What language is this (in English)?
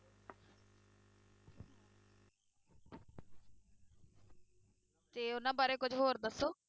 Punjabi